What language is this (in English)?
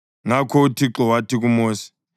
North Ndebele